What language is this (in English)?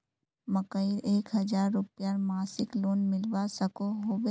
Magahi